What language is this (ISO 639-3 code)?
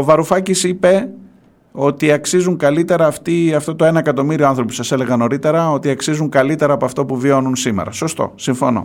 ell